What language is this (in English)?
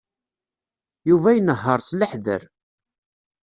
Kabyle